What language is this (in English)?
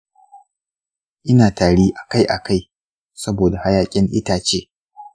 Hausa